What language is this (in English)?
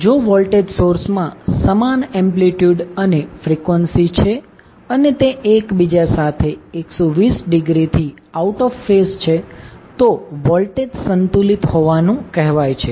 Gujarati